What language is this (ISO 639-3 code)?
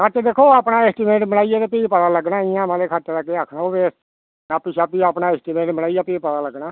doi